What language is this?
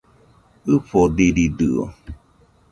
Nüpode Huitoto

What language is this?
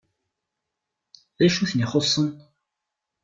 Kabyle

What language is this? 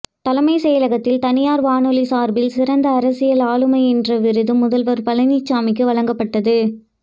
Tamil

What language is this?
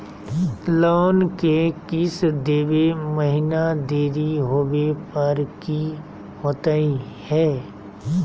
Magahi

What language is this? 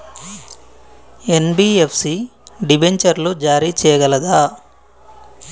Telugu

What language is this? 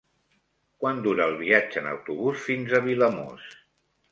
Catalan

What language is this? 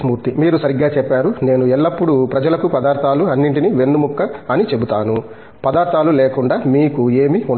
Telugu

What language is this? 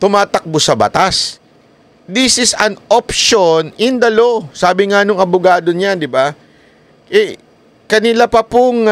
Filipino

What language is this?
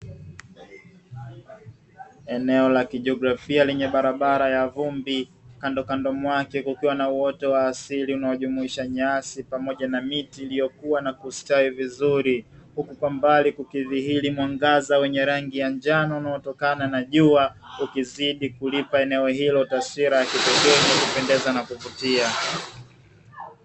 Swahili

